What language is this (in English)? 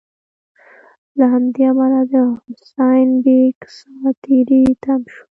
Pashto